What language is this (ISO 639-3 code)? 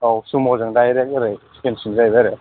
brx